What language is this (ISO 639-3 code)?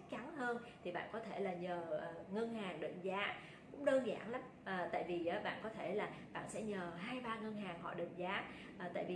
vie